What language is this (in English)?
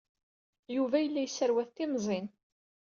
Kabyle